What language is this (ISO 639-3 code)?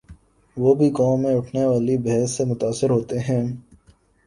urd